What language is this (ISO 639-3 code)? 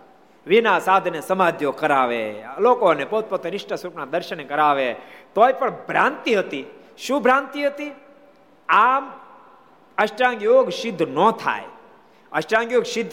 guj